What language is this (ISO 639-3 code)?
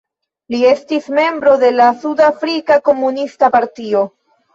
epo